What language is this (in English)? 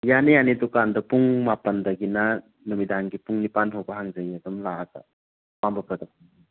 Manipuri